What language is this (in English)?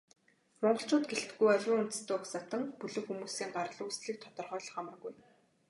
Mongolian